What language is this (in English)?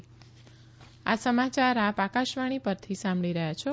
Gujarati